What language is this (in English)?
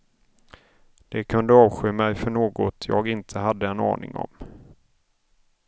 Swedish